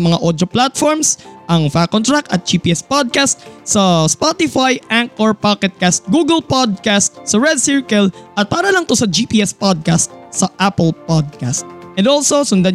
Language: Filipino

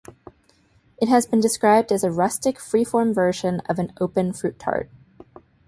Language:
English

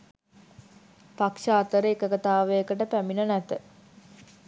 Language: Sinhala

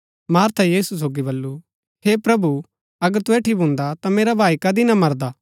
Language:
Gaddi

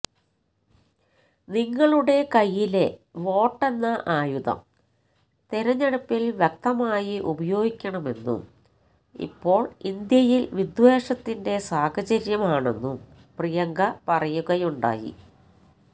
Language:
Malayalam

